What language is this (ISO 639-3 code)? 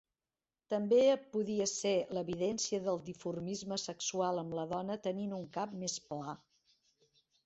cat